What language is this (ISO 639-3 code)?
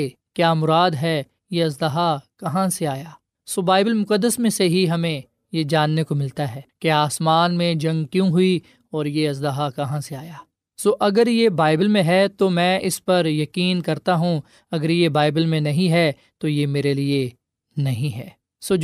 urd